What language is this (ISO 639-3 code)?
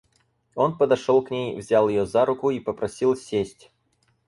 rus